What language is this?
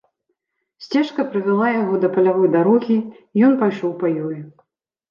Belarusian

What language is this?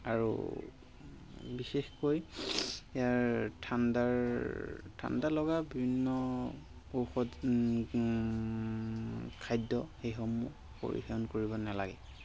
Assamese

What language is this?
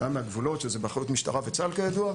Hebrew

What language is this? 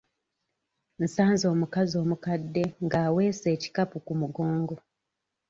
Ganda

